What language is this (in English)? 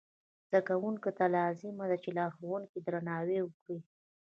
Pashto